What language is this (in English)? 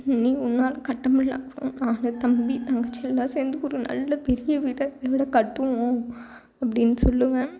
Tamil